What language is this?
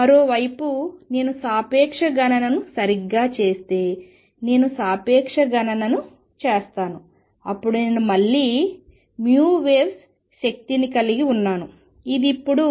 Telugu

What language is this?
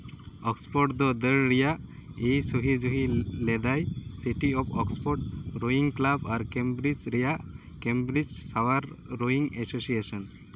Santali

